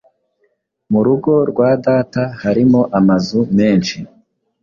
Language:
Kinyarwanda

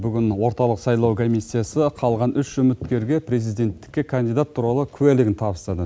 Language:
Kazakh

